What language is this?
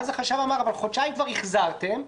Hebrew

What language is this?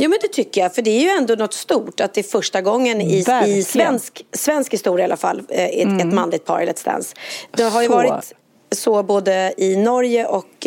Swedish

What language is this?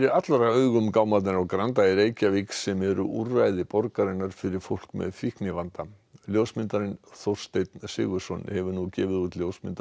Icelandic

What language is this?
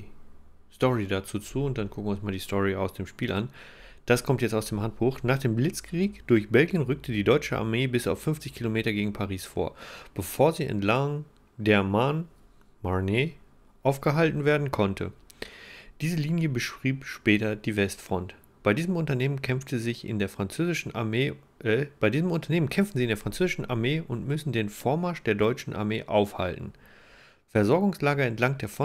German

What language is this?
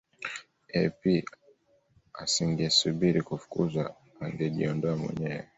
Swahili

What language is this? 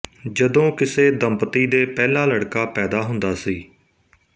Punjabi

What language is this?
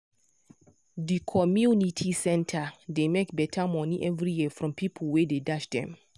Nigerian Pidgin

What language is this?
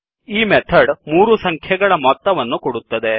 Kannada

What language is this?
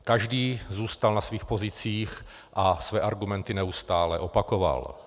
Czech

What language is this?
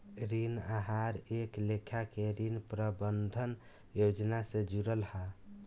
Bhojpuri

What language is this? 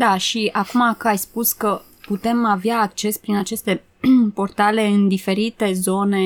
Romanian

